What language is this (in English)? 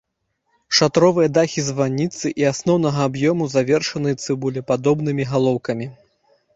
Belarusian